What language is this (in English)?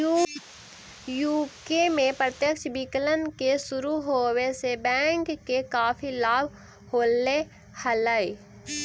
Magahi